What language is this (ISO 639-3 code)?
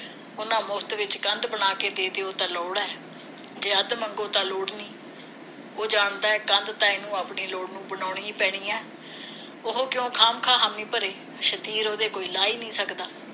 pan